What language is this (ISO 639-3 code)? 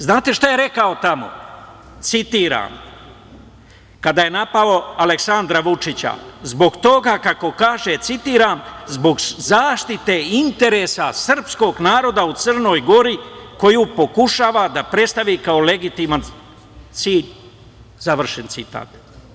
srp